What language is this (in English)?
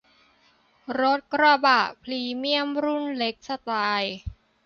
Thai